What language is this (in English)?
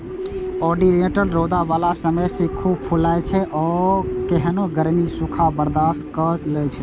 Maithili